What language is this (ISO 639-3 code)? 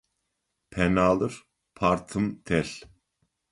ady